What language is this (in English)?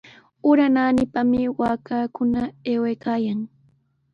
Sihuas Ancash Quechua